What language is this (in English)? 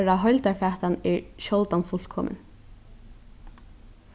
Faroese